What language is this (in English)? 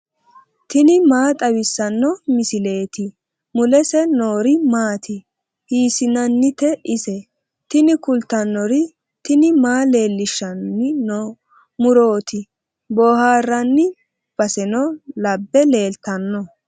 Sidamo